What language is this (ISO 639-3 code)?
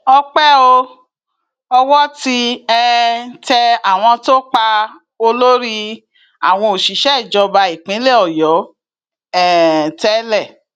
yor